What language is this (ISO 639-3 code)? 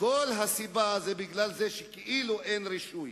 heb